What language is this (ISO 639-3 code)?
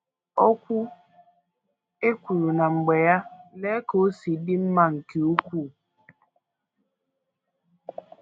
ibo